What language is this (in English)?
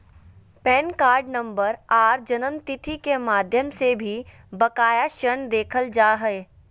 Magahi